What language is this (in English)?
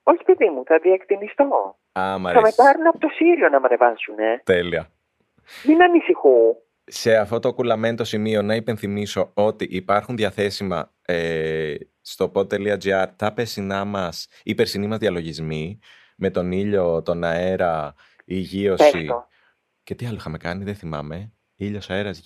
Greek